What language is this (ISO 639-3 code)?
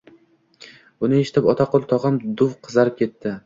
uzb